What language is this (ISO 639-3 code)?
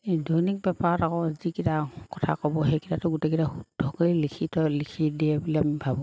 asm